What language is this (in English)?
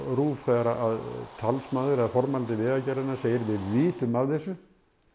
Icelandic